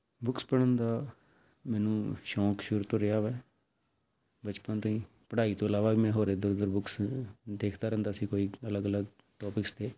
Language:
Punjabi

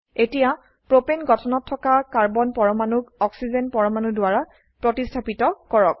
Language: Assamese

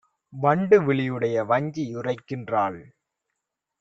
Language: Tamil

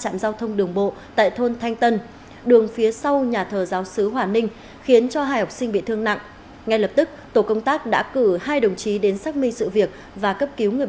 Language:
Vietnamese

